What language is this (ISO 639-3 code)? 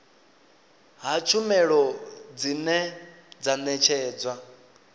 ven